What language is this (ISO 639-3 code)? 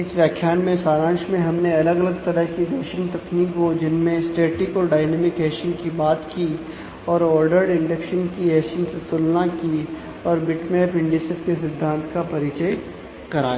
hin